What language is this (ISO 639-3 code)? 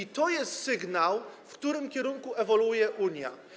pol